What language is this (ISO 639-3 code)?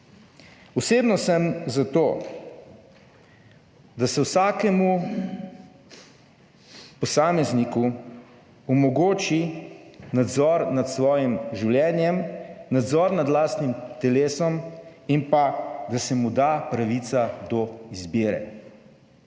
slv